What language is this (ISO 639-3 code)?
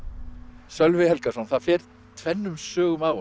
isl